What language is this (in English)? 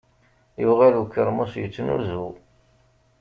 Kabyle